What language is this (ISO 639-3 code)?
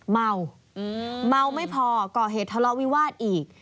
tha